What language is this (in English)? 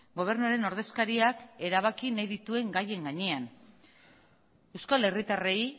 Basque